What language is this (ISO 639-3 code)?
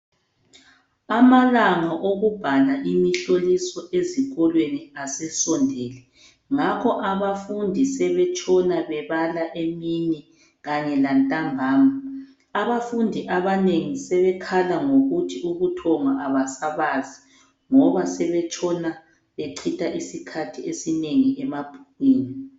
nde